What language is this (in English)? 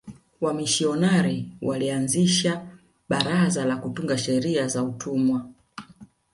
Swahili